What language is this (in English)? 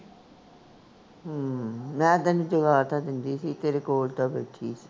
Punjabi